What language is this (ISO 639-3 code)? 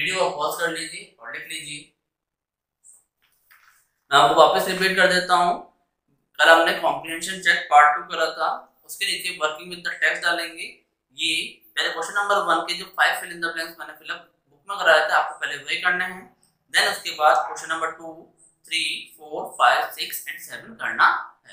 hin